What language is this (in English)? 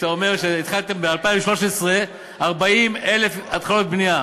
Hebrew